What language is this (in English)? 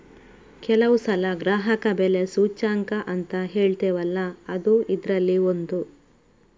Kannada